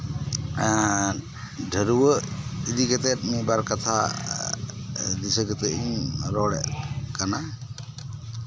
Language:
Santali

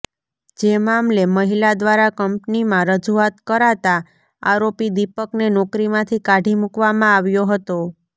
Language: Gujarati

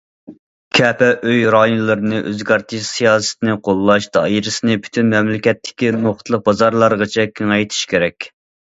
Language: Uyghur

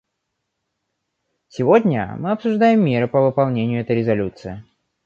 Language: Russian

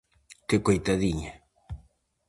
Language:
Galician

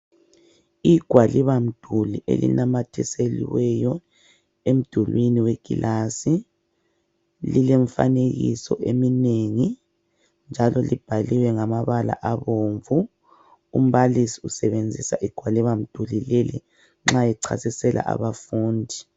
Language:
North Ndebele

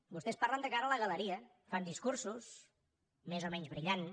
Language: Catalan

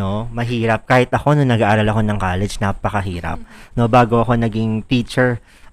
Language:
Filipino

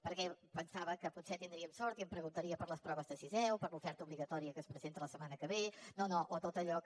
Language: Catalan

